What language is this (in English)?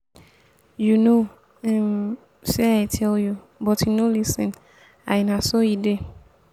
Nigerian Pidgin